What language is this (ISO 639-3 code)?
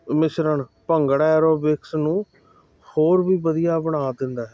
pan